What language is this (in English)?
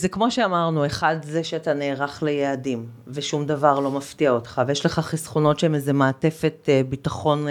Hebrew